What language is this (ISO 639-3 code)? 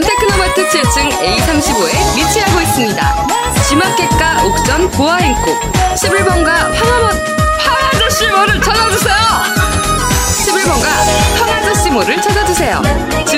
kor